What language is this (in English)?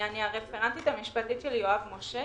Hebrew